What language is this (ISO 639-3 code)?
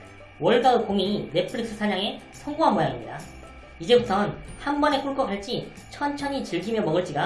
kor